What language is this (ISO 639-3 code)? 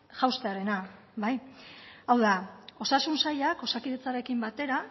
eus